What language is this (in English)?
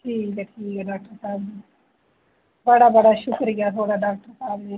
Dogri